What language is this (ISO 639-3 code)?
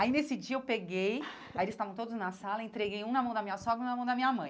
por